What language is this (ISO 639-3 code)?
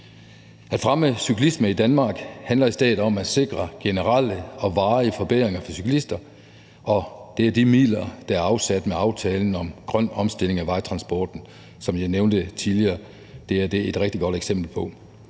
dan